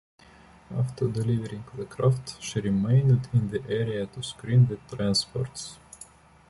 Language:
English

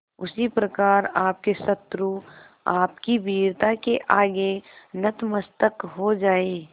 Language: Hindi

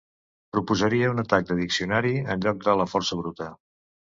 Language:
Catalan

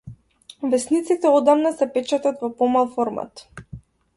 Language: Macedonian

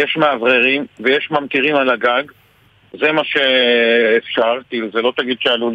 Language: Hebrew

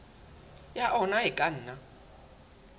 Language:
Southern Sotho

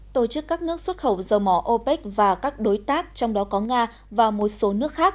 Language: Vietnamese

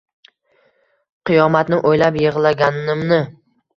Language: Uzbek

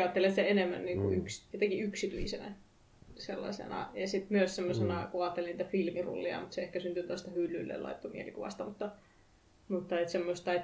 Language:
Finnish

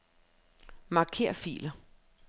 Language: Danish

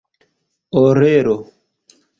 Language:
Esperanto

